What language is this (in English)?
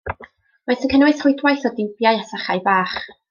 Welsh